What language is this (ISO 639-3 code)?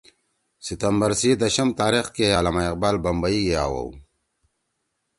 trw